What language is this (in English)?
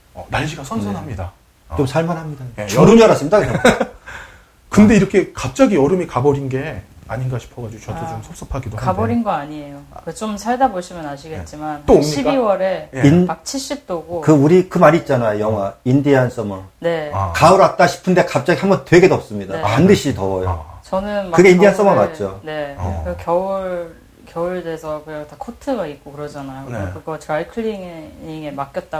Korean